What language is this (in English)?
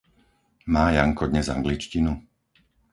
Slovak